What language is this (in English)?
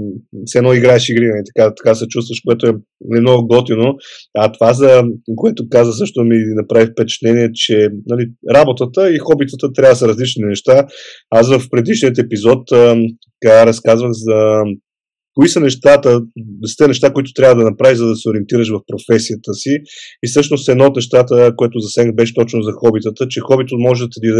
Bulgarian